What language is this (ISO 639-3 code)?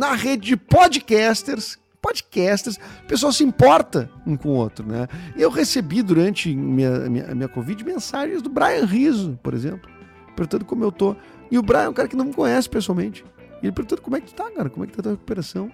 por